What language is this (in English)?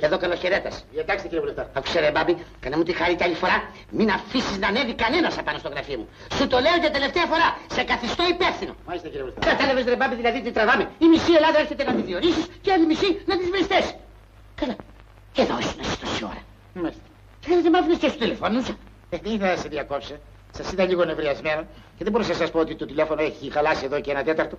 Greek